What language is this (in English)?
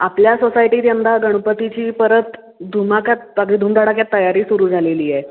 Marathi